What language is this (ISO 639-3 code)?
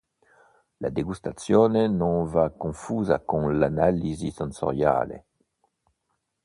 ita